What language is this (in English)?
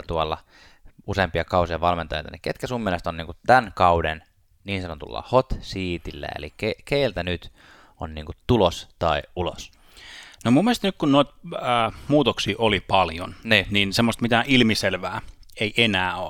Finnish